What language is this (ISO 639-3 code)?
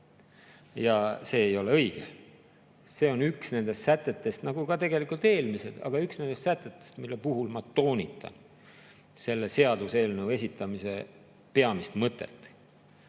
est